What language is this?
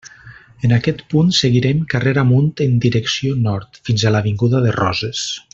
Catalan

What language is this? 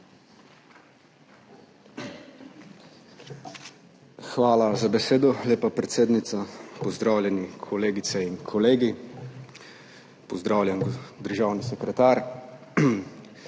Slovenian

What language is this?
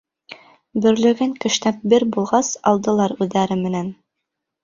Bashkir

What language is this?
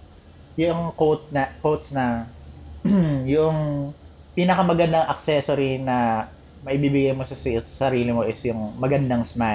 Filipino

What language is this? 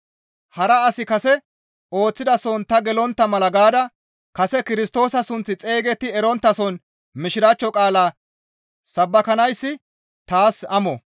Gamo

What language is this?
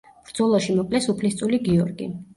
Georgian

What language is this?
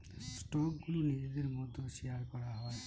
Bangla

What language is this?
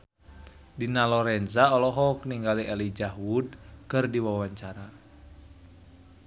Sundanese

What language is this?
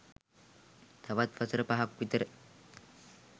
Sinhala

